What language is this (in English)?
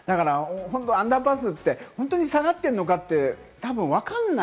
Japanese